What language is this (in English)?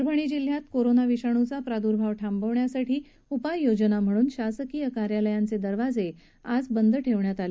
Marathi